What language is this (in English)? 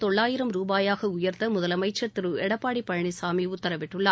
Tamil